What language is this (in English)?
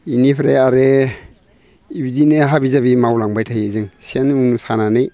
Bodo